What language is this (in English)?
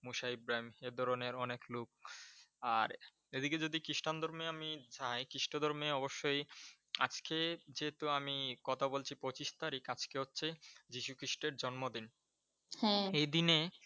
Bangla